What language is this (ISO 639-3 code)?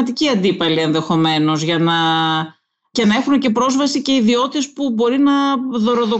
ell